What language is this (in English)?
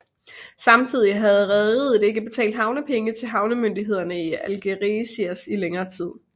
Danish